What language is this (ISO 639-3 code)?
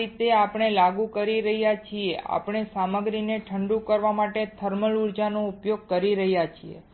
guj